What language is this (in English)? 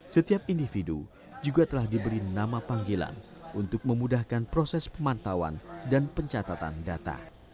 Indonesian